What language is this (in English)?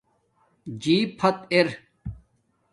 Domaaki